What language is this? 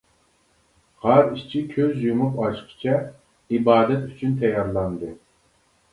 Uyghur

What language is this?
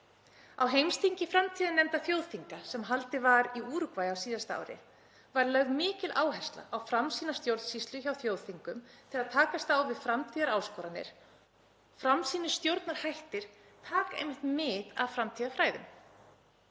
Icelandic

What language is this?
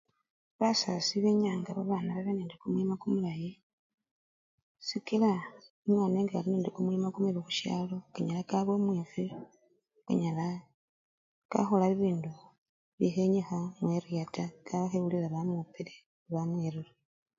Luyia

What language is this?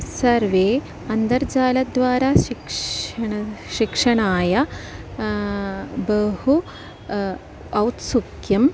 Sanskrit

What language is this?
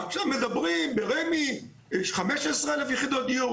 Hebrew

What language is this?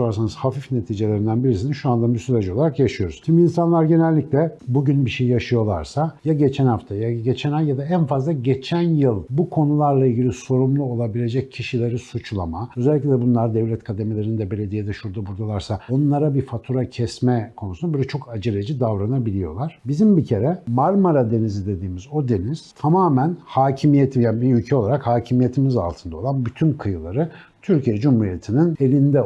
Turkish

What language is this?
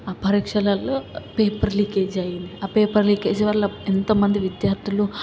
Telugu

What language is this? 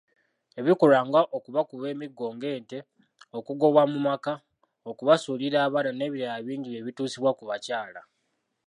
Ganda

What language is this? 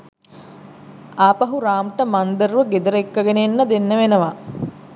Sinhala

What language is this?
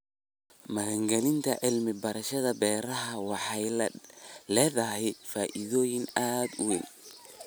Somali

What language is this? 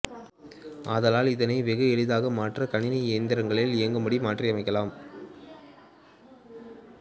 Tamil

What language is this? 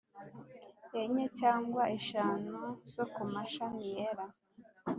Kinyarwanda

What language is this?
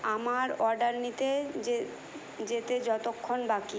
Bangla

